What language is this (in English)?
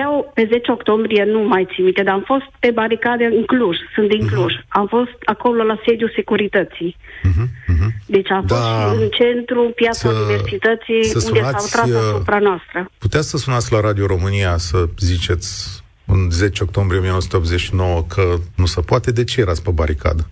Romanian